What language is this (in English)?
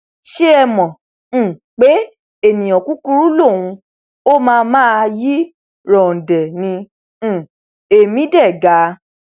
Yoruba